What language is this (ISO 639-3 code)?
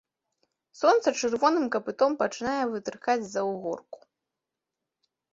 bel